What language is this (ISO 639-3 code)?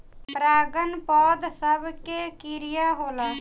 bho